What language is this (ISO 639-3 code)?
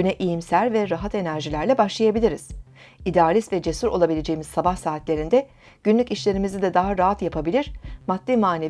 tur